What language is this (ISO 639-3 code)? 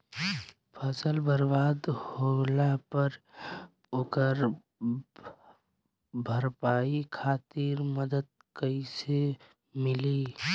bho